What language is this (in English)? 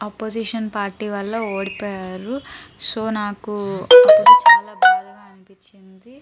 Telugu